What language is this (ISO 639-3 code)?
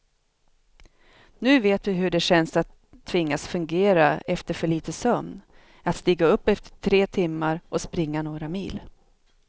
swe